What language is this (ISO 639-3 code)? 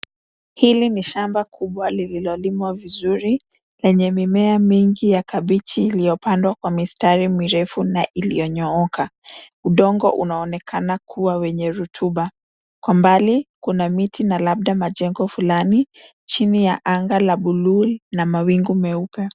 swa